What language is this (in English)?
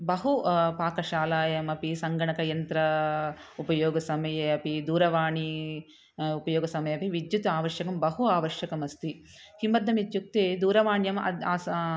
Sanskrit